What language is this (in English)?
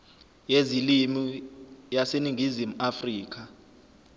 Zulu